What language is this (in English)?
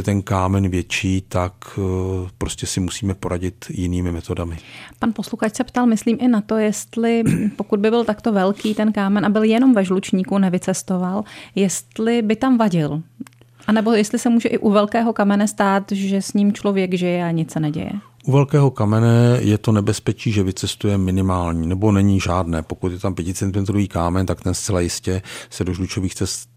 Czech